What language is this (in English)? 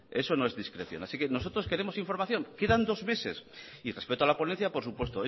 Spanish